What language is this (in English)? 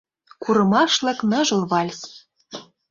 Mari